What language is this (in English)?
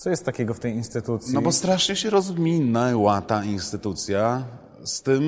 Polish